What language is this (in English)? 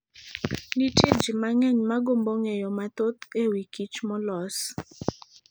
Luo (Kenya and Tanzania)